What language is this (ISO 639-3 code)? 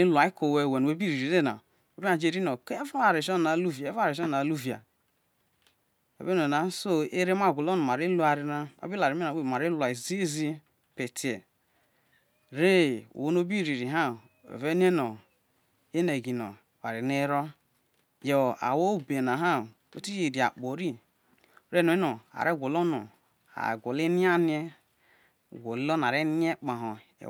iso